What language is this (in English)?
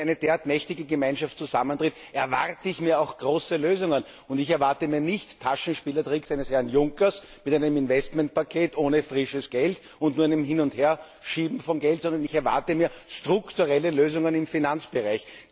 German